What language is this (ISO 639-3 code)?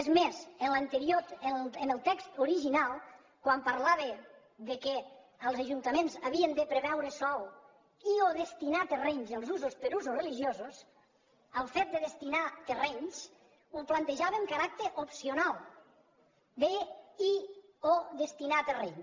cat